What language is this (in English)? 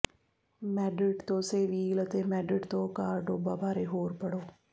Punjabi